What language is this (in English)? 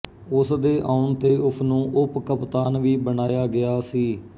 Punjabi